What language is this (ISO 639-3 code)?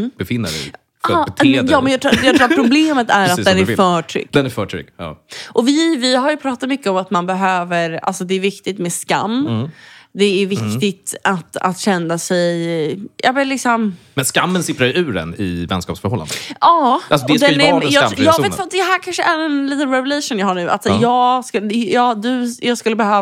swe